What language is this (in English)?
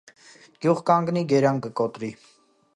Armenian